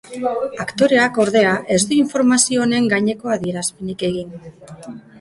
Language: Basque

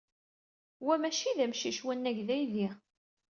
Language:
Kabyle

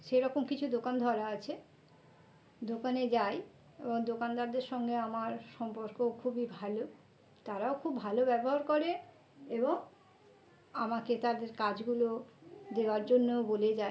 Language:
Bangla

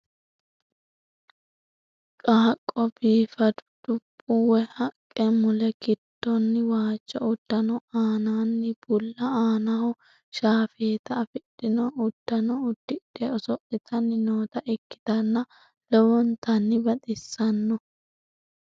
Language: Sidamo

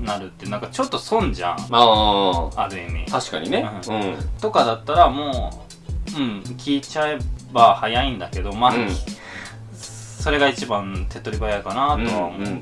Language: Japanese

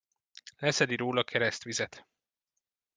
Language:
Hungarian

